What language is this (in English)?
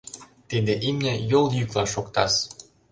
Mari